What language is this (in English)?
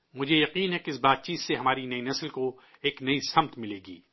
Urdu